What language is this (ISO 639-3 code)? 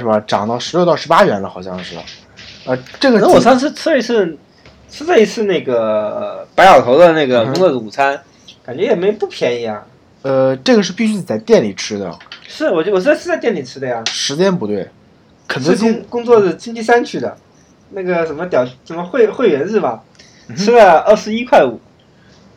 zho